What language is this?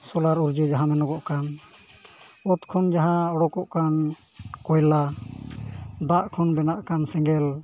Santali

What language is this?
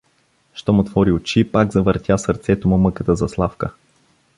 Bulgarian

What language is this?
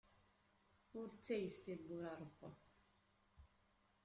Kabyle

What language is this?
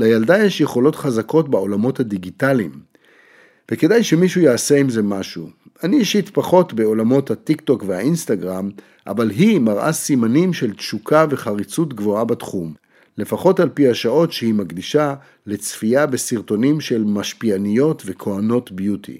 Hebrew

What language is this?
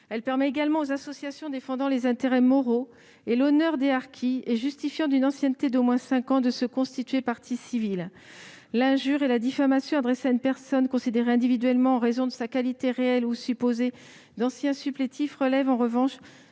French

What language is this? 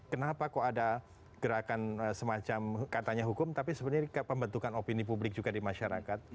Indonesian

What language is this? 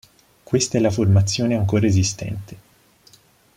Italian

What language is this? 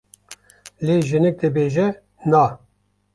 Kurdish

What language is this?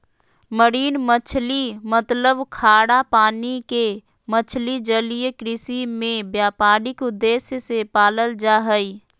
Magahi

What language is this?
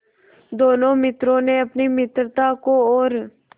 Hindi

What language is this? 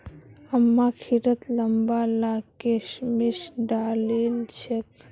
Magahi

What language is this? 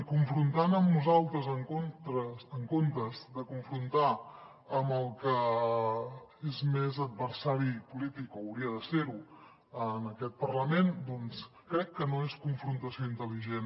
Catalan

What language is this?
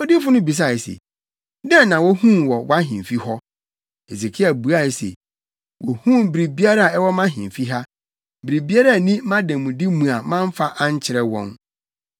Akan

